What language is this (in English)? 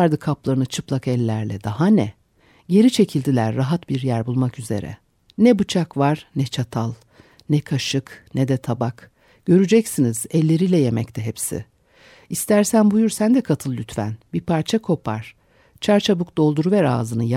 Turkish